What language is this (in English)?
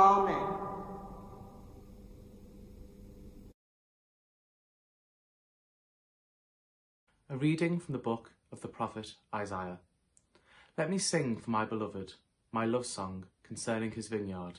English